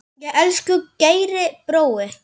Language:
Icelandic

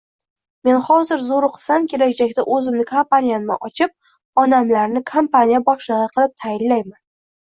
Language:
Uzbek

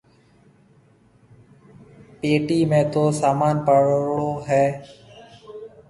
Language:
Marwari (Pakistan)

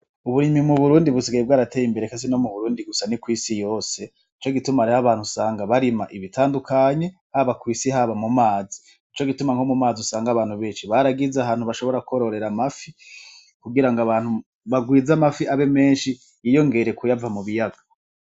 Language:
Rundi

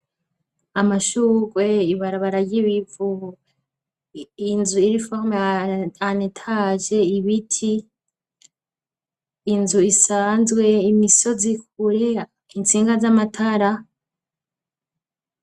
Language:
Rundi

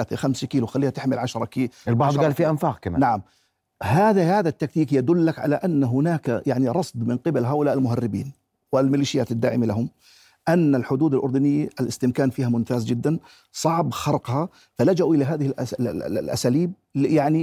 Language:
Arabic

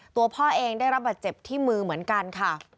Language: Thai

